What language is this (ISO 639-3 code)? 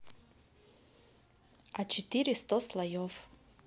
rus